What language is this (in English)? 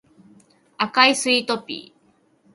Japanese